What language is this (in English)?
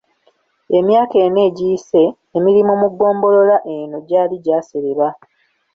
Ganda